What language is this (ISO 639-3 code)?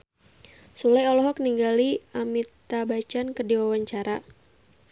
sun